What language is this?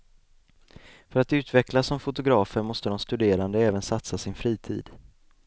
Swedish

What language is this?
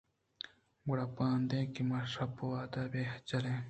Eastern Balochi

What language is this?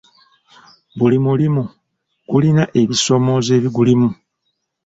Ganda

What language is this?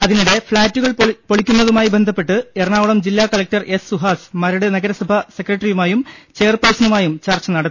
Malayalam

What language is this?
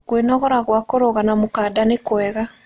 Kikuyu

